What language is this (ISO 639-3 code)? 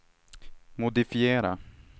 swe